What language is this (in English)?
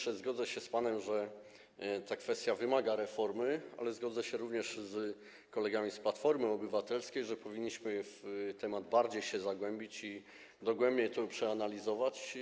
Polish